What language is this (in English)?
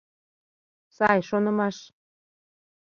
Mari